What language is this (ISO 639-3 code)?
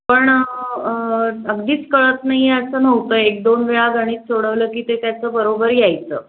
mar